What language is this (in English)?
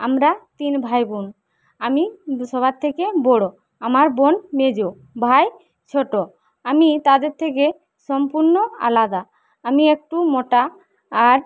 Bangla